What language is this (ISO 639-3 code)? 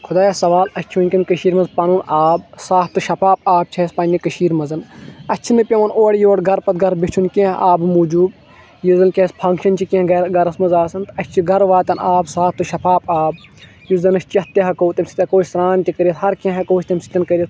kas